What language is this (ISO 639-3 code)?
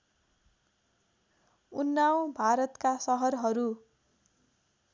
nep